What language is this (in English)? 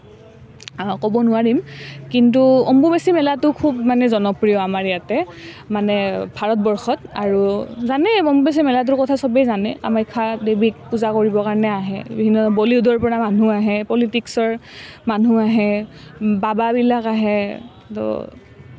Assamese